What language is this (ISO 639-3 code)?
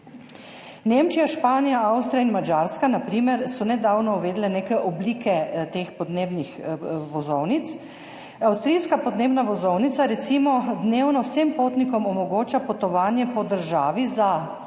slv